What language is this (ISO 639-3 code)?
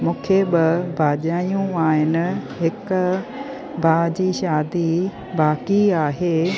snd